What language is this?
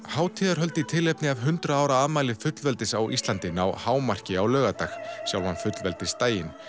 Icelandic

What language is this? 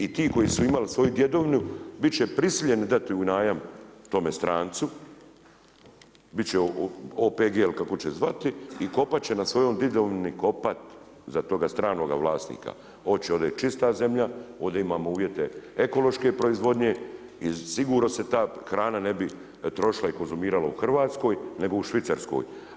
Croatian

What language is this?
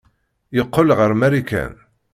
Kabyle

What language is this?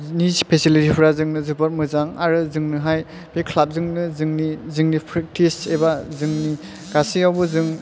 Bodo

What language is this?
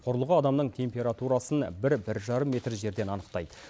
Kazakh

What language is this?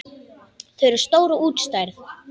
Icelandic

